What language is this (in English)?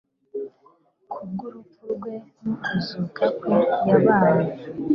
Kinyarwanda